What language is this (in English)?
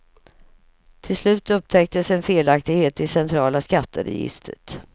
Swedish